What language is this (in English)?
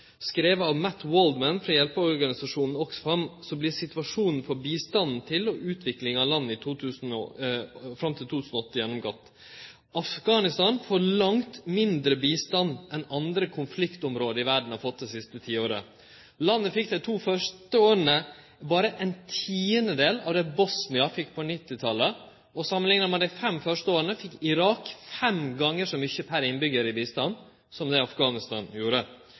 Norwegian Nynorsk